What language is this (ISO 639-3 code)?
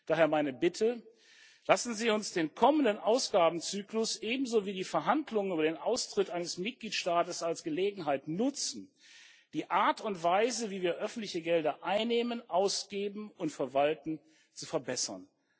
deu